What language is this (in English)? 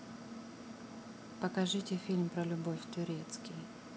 Russian